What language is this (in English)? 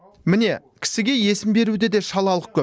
Kazakh